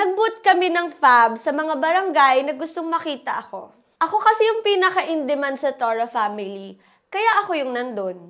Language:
Filipino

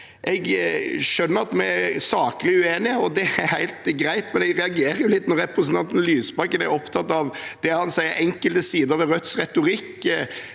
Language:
Norwegian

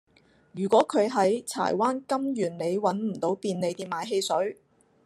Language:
Cantonese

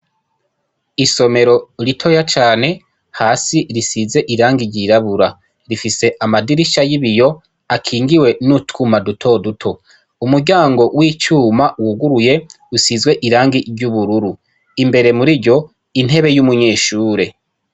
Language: Rundi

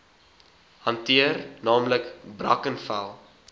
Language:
Afrikaans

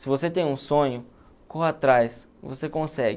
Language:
Portuguese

